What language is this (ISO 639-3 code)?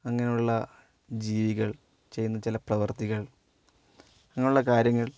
mal